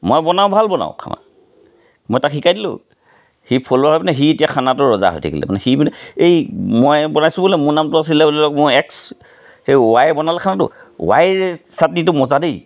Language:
Assamese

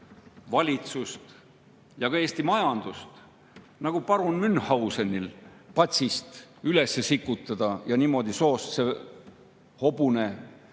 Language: Estonian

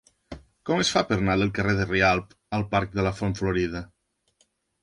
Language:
Catalan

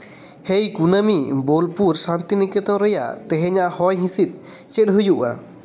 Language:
Santali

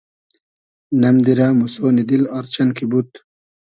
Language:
Hazaragi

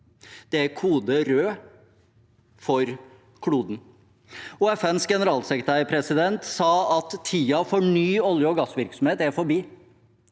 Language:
Norwegian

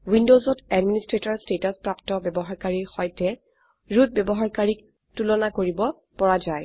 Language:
Assamese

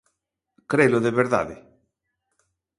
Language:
Galician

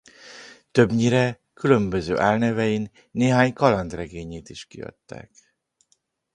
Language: Hungarian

